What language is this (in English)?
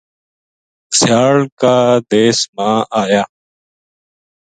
Gujari